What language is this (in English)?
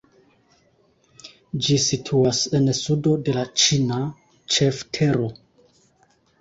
Esperanto